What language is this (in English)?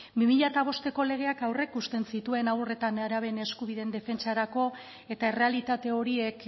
Basque